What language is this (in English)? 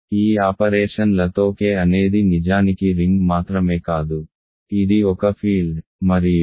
Telugu